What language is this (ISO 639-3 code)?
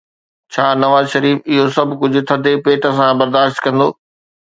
snd